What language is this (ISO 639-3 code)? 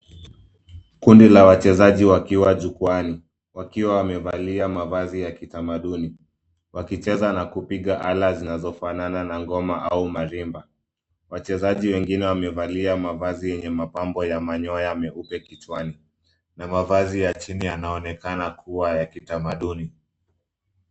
swa